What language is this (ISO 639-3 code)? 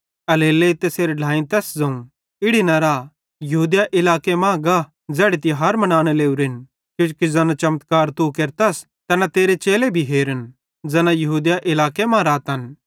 bhd